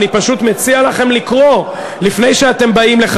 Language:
Hebrew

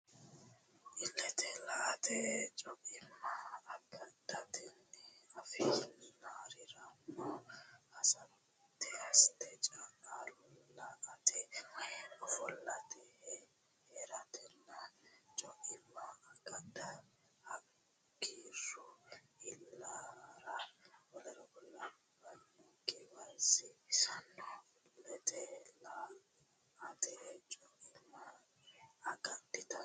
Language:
Sidamo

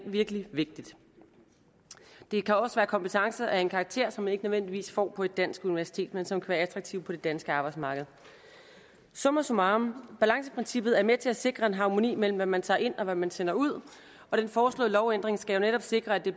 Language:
Danish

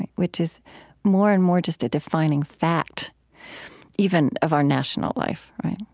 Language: English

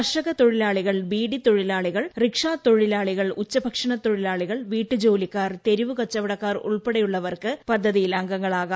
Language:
Malayalam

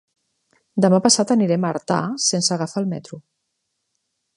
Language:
Catalan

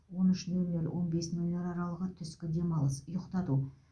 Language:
Kazakh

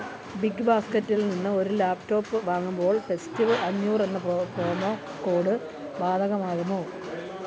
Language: Malayalam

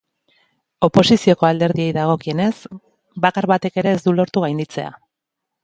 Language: Basque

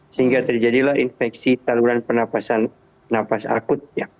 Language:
Indonesian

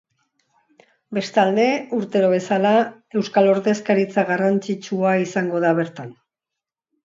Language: Basque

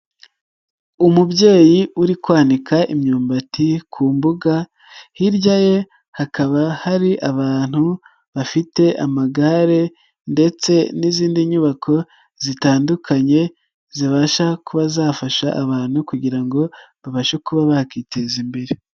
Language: Kinyarwanda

